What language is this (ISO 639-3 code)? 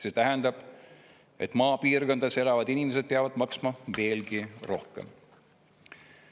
est